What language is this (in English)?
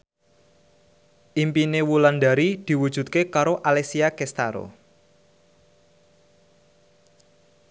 Javanese